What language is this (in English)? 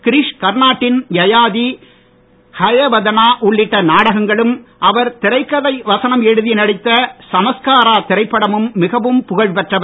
Tamil